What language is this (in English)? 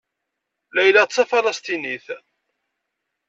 Kabyle